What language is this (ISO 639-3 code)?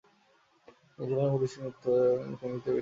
ben